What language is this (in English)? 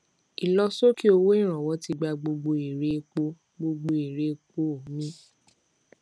Yoruba